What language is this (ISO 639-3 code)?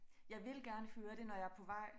dan